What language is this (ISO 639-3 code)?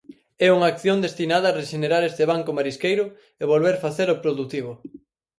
glg